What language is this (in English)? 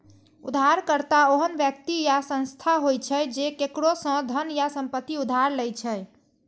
Maithili